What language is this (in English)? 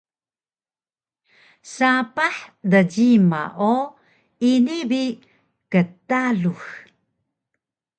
Taroko